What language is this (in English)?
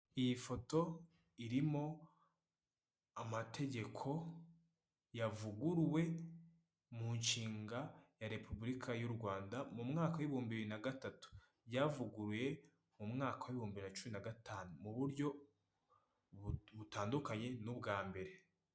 Kinyarwanda